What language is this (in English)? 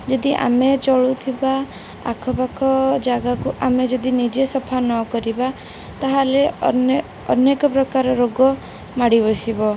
Odia